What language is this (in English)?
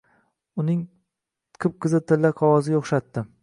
Uzbek